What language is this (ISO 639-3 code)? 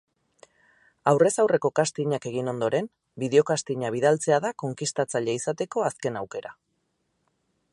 eus